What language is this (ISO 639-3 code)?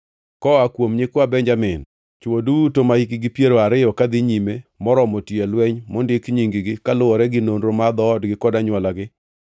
luo